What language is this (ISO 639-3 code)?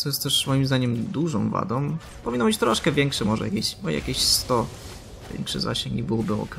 pol